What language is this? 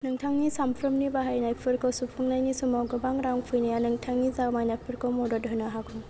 Bodo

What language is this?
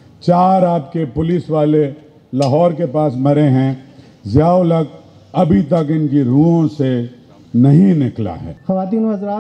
Hindi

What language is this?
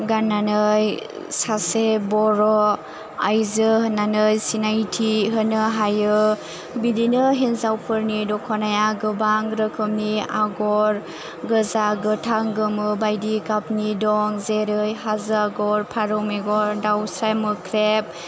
Bodo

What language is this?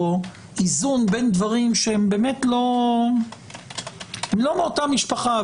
Hebrew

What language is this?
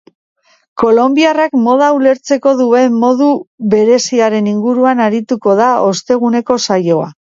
Basque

